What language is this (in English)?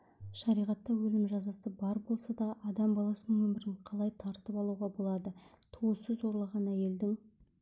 Kazakh